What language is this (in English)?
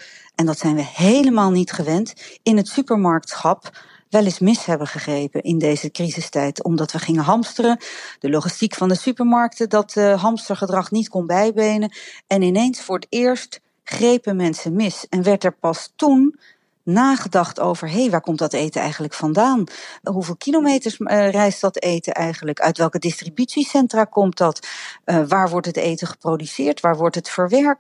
Dutch